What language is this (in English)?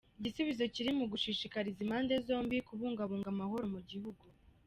Kinyarwanda